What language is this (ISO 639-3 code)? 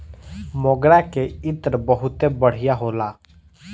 bho